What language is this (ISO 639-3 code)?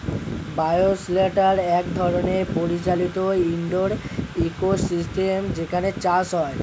ben